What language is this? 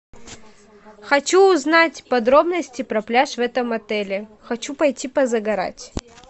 Russian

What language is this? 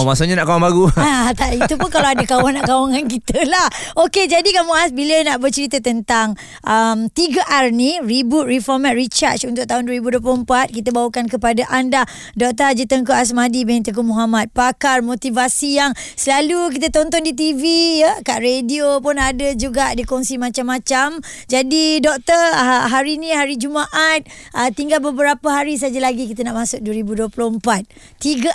Malay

